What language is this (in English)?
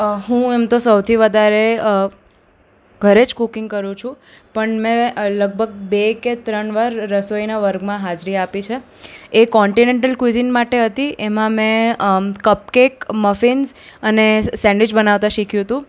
Gujarati